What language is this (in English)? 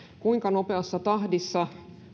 Finnish